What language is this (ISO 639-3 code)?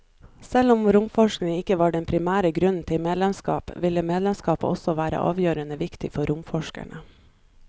nor